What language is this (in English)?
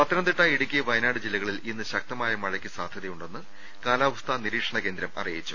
Malayalam